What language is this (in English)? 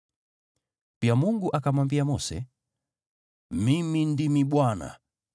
Swahili